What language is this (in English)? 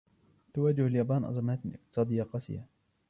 Arabic